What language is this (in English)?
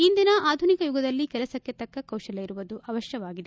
Kannada